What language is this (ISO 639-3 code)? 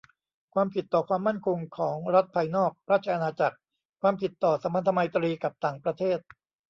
tha